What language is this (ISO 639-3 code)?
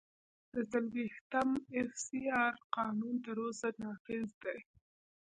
pus